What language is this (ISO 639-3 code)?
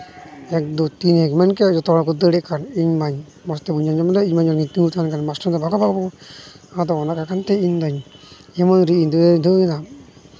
sat